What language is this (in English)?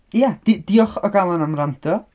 Welsh